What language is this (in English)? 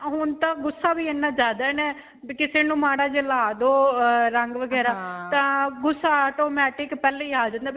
Punjabi